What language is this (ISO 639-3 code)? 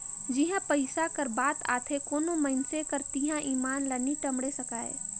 hne